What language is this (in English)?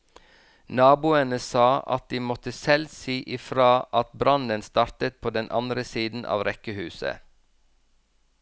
Norwegian